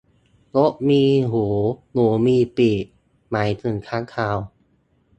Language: Thai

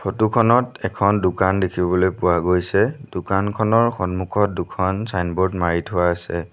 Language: Assamese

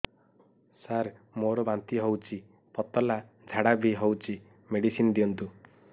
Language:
Odia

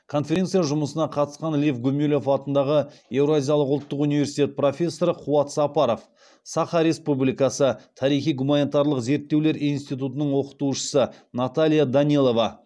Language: Kazakh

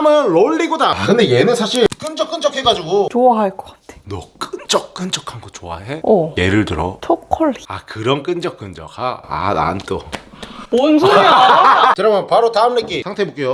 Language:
Korean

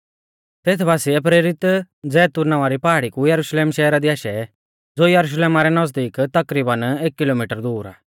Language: Mahasu Pahari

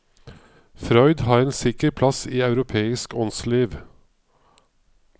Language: Norwegian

